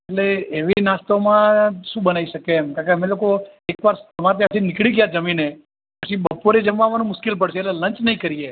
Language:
Gujarati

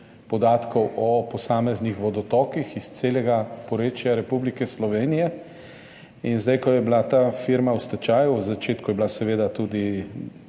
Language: Slovenian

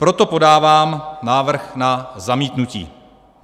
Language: Czech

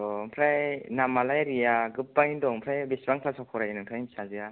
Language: Bodo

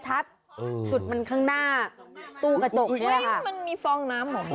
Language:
Thai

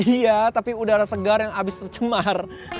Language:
Indonesian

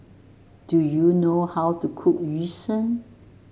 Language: English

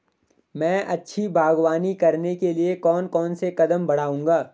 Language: Hindi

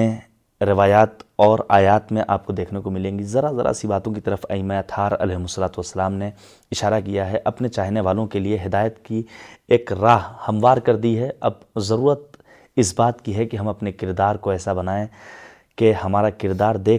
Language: Urdu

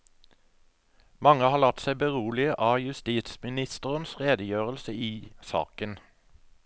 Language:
Norwegian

